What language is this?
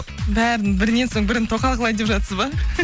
Kazakh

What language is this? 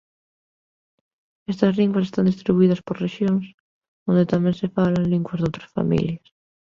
Galician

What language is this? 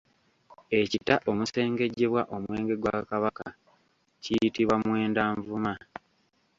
Ganda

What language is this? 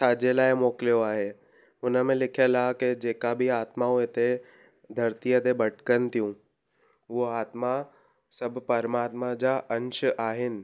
Sindhi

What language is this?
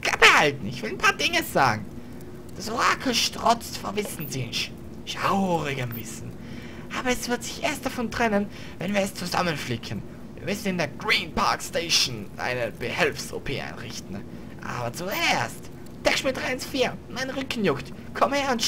German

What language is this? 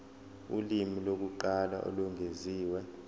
Zulu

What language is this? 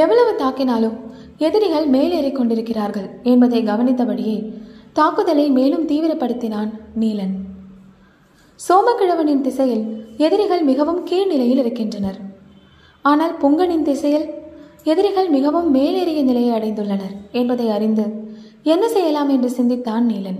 Tamil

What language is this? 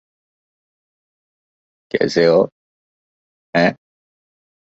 Urdu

